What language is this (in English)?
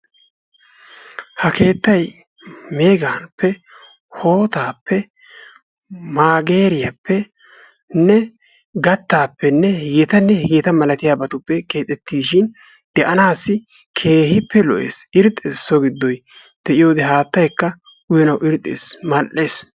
Wolaytta